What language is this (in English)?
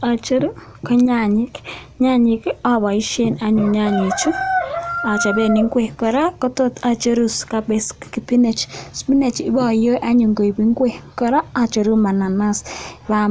Kalenjin